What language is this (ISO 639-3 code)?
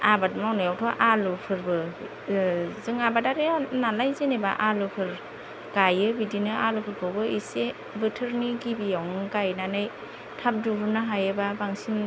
brx